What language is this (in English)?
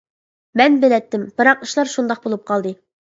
Uyghur